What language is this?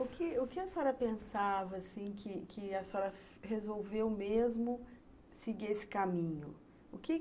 Portuguese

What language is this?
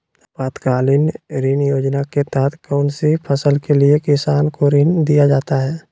Magahi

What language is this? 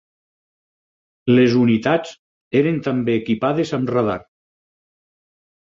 Catalan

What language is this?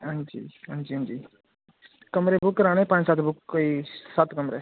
Dogri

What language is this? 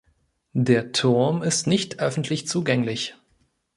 German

